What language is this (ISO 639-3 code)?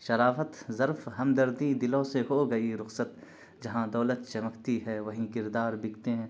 urd